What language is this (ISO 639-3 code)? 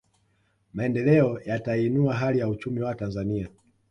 swa